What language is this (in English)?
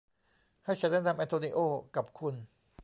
Thai